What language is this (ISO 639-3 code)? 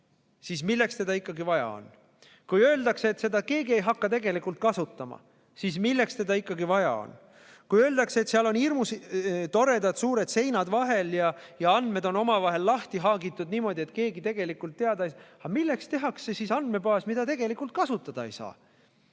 est